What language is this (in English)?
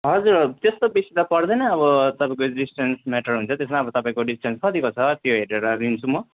Nepali